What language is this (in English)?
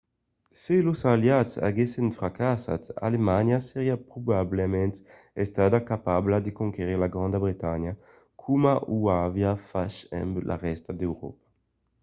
Occitan